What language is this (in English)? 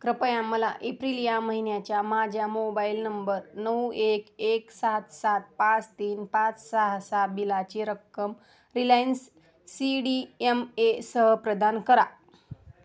Marathi